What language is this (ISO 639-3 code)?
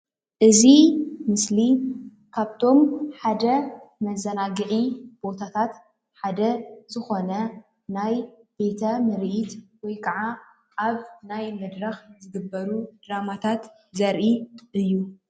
tir